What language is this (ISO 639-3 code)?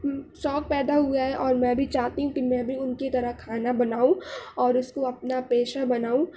urd